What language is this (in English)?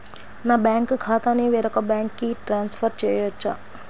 Telugu